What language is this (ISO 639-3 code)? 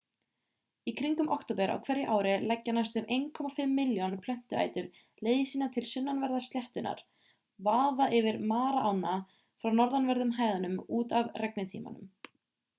isl